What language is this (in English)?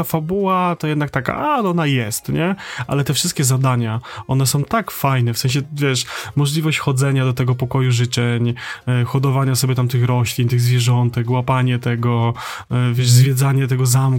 Polish